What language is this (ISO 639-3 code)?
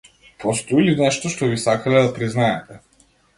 mkd